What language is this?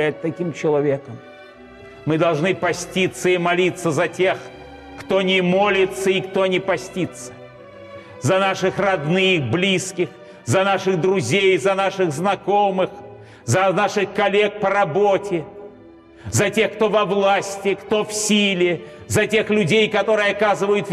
Russian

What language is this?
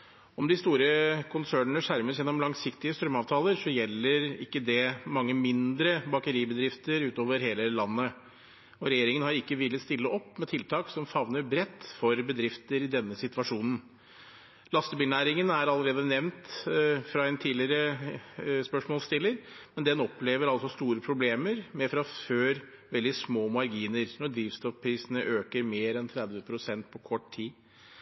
Norwegian Bokmål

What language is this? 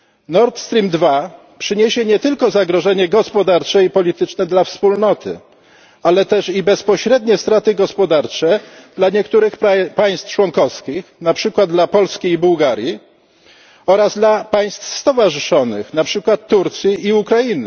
Polish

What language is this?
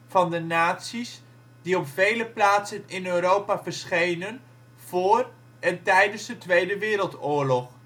Dutch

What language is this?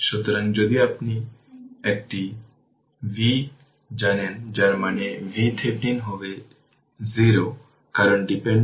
Bangla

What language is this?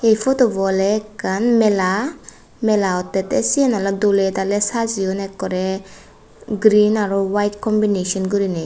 Chakma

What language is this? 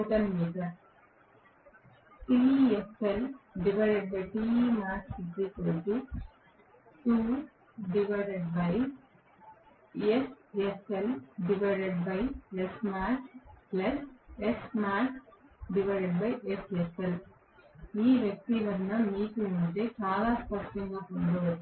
Telugu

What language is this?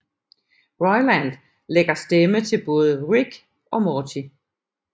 Danish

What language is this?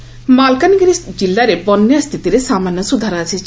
Odia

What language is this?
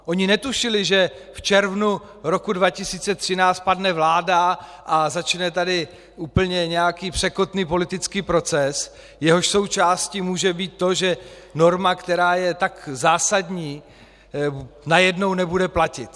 Czech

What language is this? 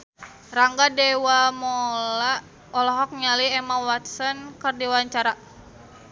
Sundanese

